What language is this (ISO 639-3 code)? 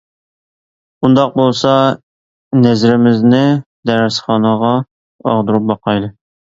uig